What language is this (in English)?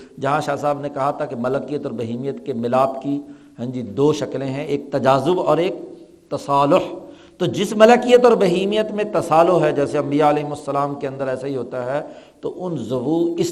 Urdu